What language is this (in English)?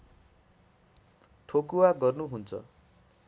Nepali